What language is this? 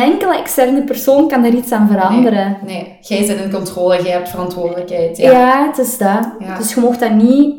Dutch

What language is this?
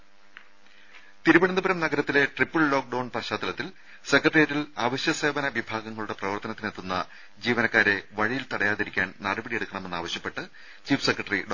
Malayalam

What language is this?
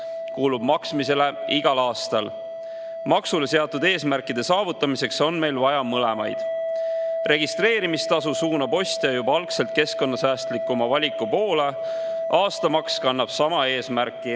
Estonian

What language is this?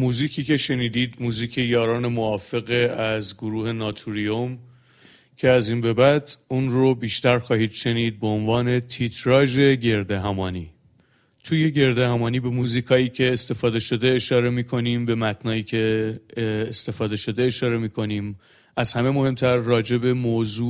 Persian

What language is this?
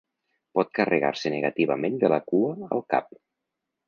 Catalan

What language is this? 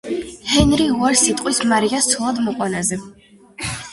Georgian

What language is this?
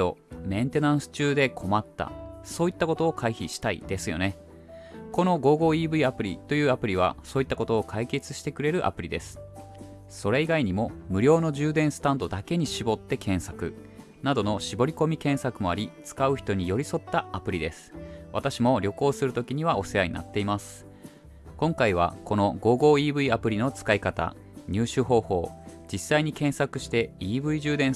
Japanese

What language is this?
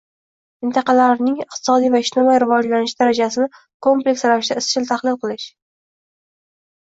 Uzbek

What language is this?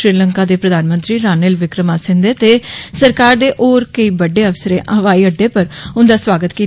Dogri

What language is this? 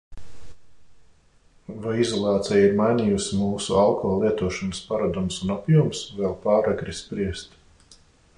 Latvian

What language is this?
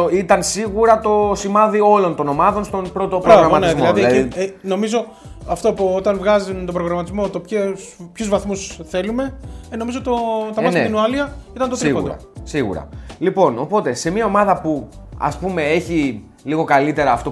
Greek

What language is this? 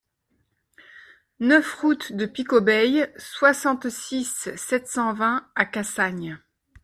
French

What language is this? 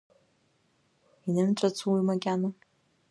Abkhazian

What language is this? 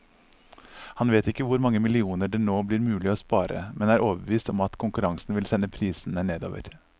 Norwegian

